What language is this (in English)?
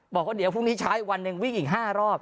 Thai